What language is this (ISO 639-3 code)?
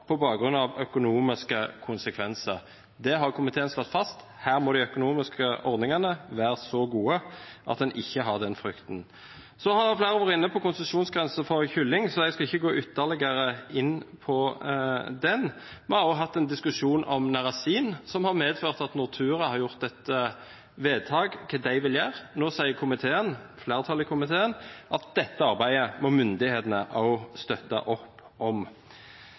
nob